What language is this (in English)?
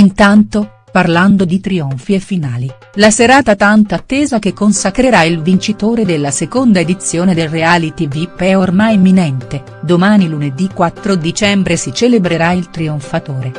Italian